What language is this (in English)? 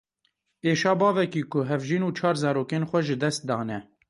Kurdish